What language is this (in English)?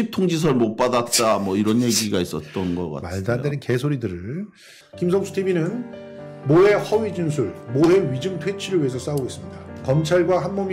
Korean